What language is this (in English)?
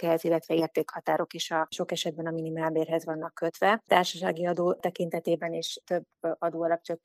Hungarian